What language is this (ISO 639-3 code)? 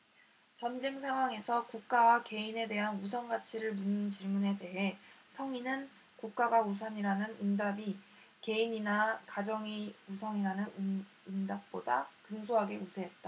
kor